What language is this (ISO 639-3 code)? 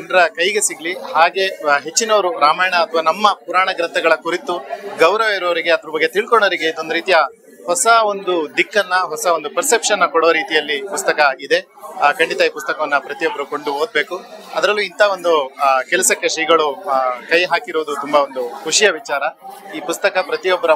kan